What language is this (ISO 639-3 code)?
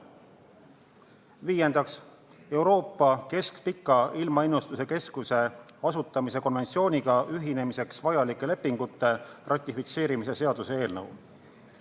est